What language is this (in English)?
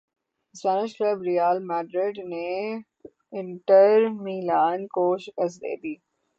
Urdu